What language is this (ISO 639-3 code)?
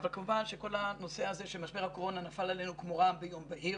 heb